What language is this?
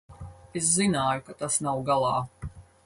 Latvian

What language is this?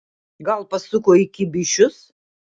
Lithuanian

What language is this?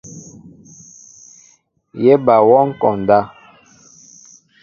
Mbo (Cameroon)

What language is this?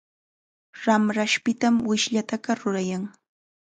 Chiquián Ancash Quechua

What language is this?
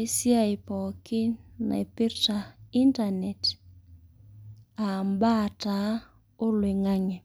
Masai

